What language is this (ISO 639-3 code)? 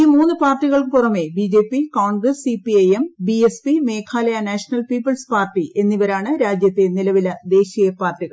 mal